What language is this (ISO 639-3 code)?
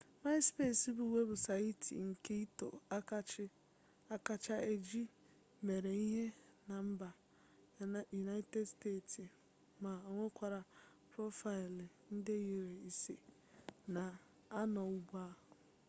ibo